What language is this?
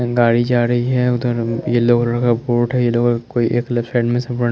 Hindi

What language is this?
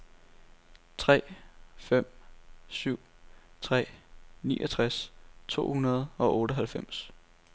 Danish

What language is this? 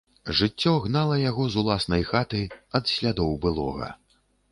Belarusian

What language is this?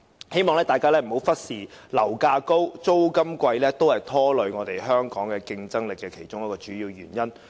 Cantonese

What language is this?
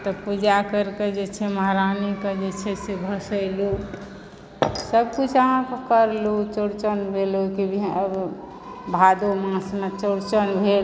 Maithili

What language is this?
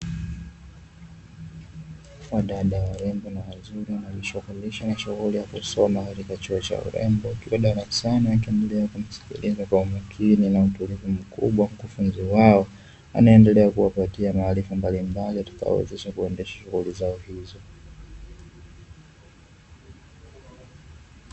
Swahili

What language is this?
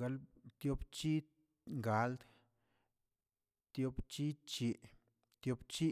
Tilquiapan Zapotec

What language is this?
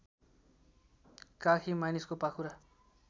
Nepali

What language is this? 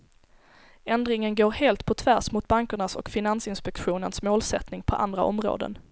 Swedish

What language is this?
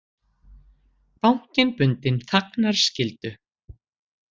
Icelandic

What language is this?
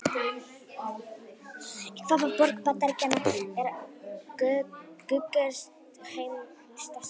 Icelandic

